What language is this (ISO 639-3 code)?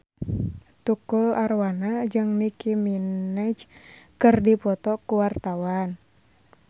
sun